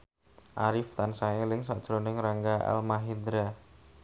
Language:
Javanese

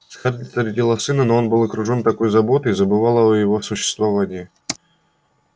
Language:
Russian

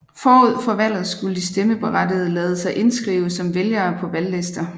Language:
Danish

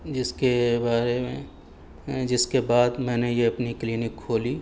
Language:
Urdu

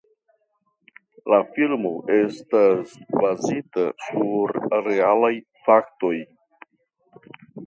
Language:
Esperanto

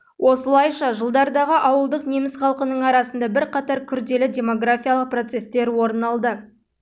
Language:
Kazakh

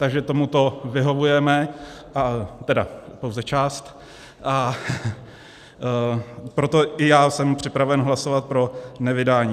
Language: Czech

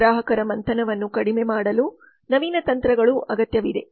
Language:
Kannada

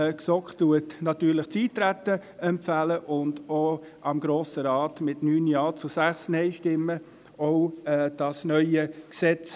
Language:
Swiss German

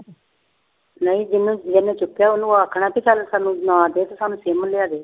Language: Punjabi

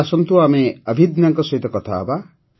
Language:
Odia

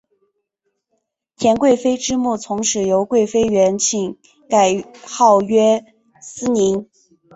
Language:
Chinese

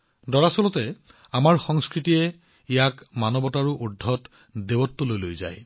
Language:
Assamese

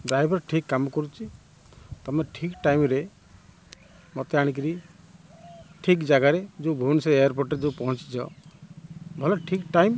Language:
Odia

